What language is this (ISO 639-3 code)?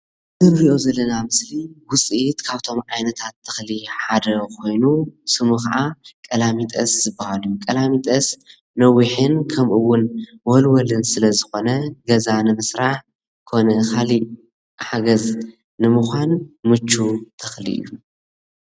tir